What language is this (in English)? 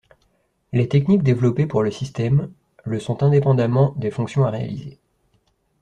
French